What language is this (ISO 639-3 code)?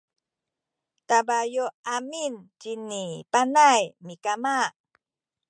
szy